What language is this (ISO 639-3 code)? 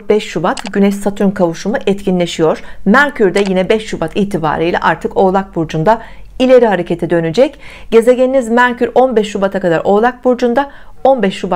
tur